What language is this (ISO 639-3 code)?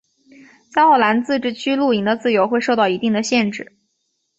zho